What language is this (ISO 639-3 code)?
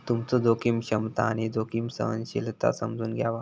mar